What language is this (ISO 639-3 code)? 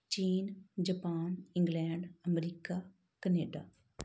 pan